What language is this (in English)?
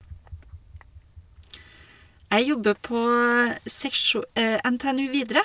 Norwegian